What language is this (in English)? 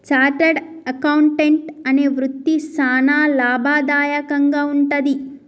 Telugu